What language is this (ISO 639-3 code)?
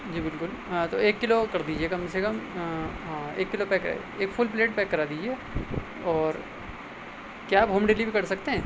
urd